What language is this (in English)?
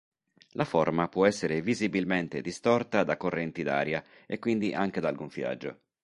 Italian